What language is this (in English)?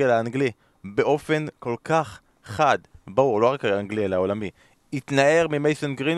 Hebrew